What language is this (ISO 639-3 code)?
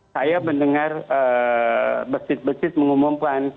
ind